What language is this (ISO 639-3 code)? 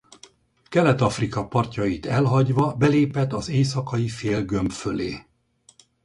hun